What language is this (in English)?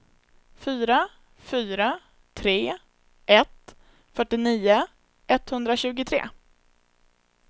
Swedish